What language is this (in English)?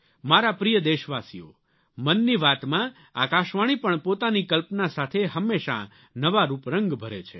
Gujarati